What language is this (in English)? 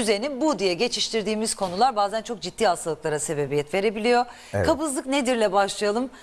Turkish